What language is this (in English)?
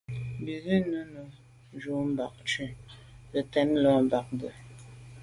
Medumba